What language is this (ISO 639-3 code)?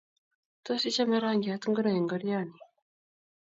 kln